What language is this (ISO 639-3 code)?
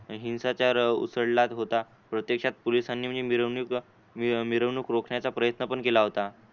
mar